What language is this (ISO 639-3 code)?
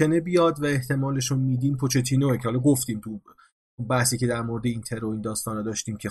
fas